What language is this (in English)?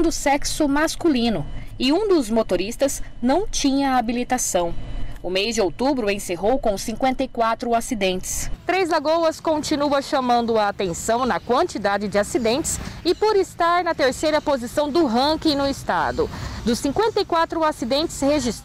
Portuguese